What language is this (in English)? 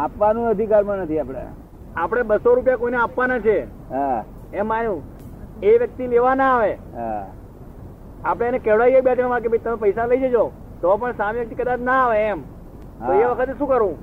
Gujarati